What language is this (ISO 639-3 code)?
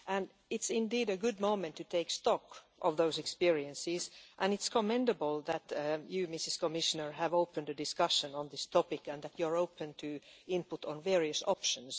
eng